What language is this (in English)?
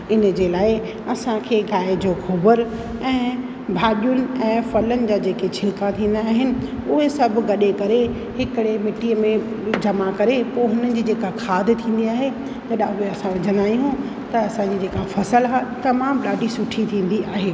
Sindhi